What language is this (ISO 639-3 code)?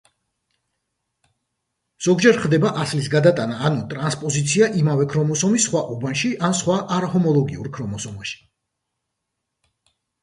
kat